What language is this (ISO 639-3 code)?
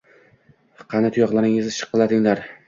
uzb